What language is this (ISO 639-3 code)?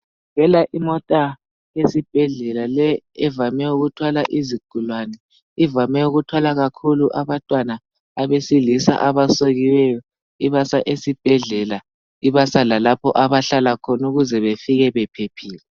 nde